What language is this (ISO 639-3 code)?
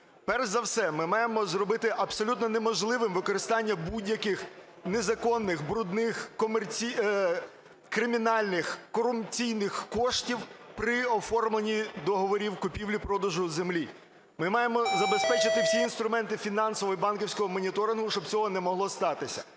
ukr